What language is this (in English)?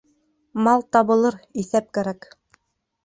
Bashkir